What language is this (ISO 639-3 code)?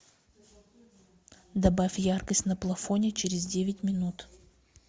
rus